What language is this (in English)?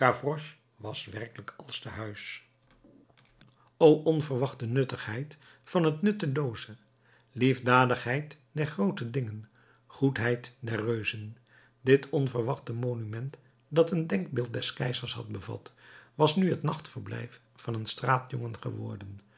Dutch